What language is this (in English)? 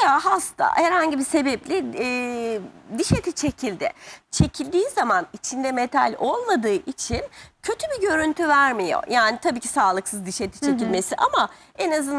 Turkish